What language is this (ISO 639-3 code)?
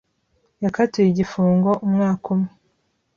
kin